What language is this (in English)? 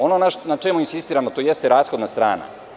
Serbian